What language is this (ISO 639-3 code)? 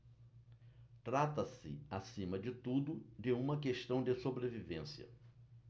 por